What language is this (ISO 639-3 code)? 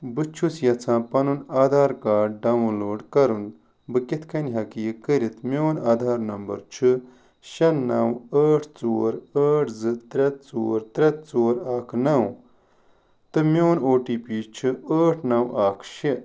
kas